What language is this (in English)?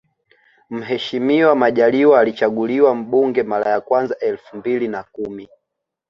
Swahili